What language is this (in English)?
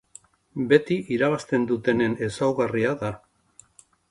Basque